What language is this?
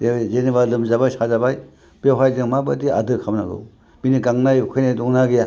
Bodo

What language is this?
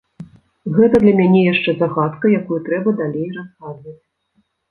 Belarusian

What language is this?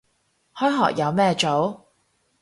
Cantonese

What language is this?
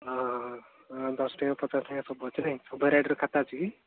Odia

